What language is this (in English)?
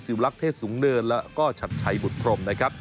Thai